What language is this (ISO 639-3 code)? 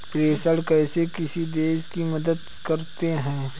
hin